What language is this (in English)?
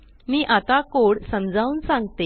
Marathi